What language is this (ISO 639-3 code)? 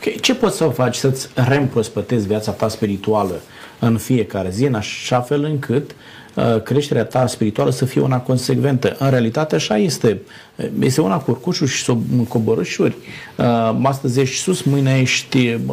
ron